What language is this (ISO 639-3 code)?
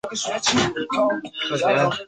zho